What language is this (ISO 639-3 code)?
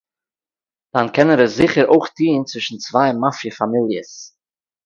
yid